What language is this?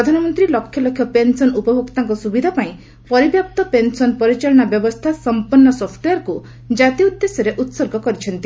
Odia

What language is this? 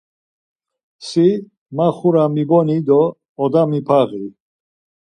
Laz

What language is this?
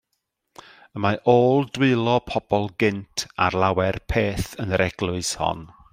Welsh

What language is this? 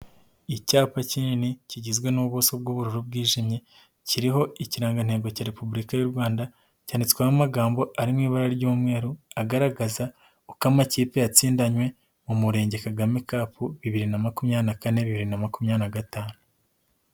Kinyarwanda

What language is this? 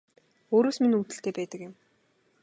Mongolian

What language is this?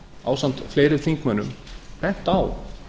Icelandic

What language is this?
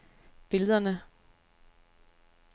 Danish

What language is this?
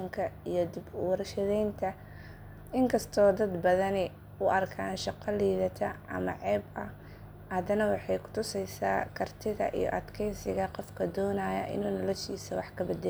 Somali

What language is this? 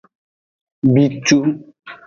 Aja (Benin)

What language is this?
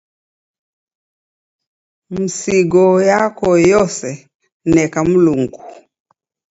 Taita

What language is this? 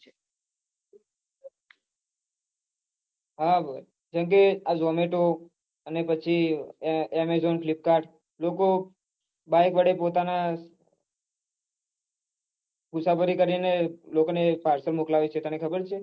Gujarati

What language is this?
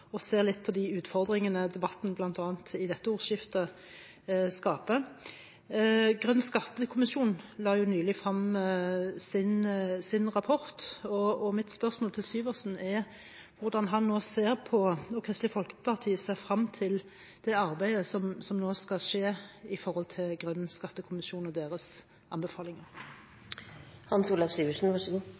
Norwegian Bokmål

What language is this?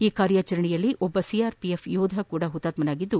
Kannada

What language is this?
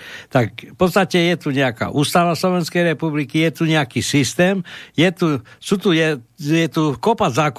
Slovak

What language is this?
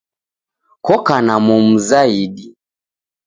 Taita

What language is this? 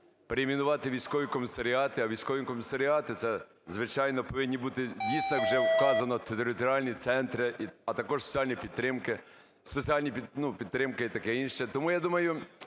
Ukrainian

